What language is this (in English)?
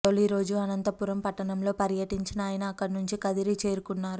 Telugu